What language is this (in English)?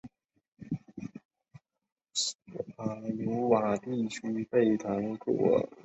Chinese